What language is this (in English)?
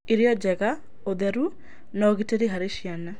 Kikuyu